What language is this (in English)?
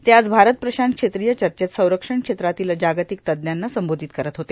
Marathi